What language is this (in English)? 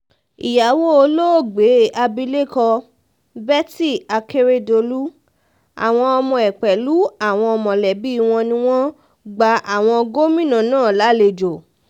Yoruba